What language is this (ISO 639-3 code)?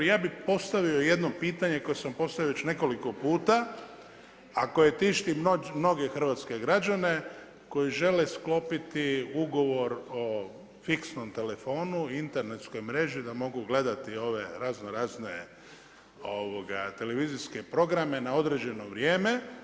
hrv